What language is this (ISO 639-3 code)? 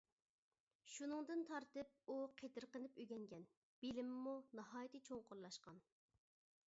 uig